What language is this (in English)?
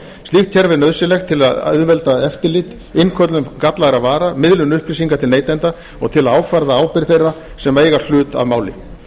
Icelandic